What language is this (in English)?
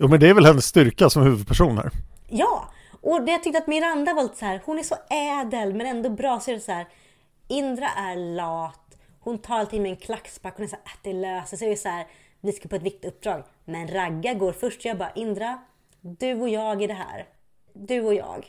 Swedish